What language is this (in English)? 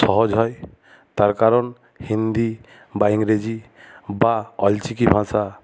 Bangla